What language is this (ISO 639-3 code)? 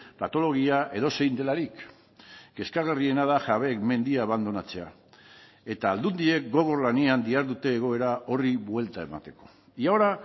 eus